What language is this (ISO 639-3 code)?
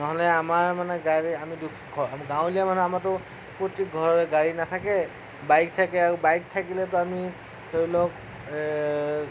asm